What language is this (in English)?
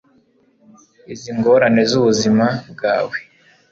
Kinyarwanda